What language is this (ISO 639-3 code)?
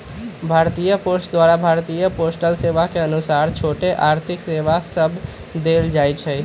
mag